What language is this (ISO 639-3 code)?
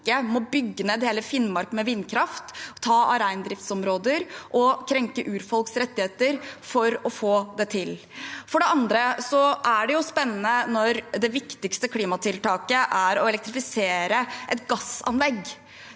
nor